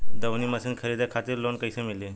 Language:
Bhojpuri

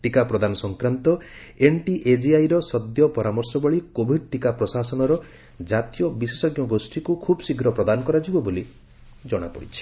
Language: Odia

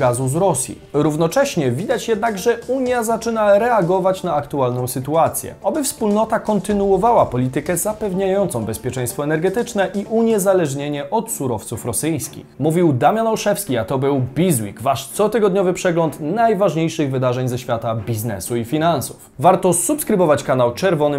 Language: Polish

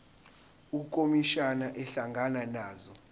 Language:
Zulu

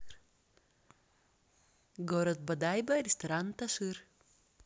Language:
Russian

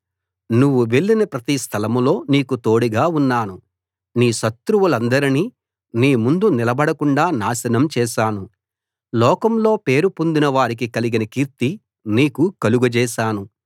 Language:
Telugu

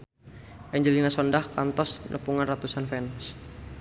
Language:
Sundanese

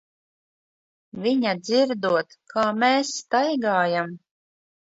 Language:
Latvian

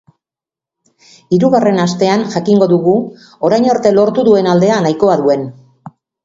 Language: Basque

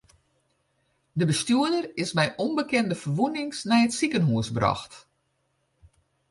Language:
Western Frisian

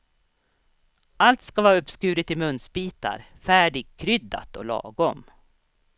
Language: Swedish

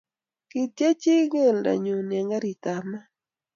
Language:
Kalenjin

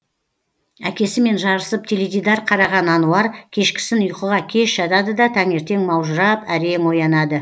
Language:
Kazakh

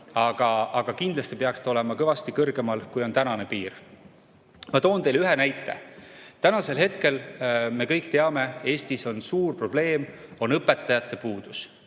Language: Estonian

